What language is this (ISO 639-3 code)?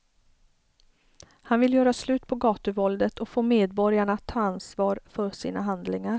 swe